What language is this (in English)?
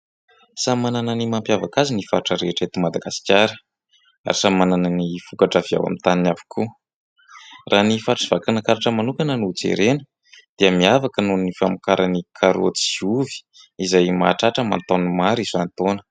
Malagasy